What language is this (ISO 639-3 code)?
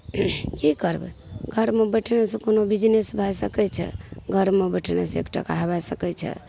mai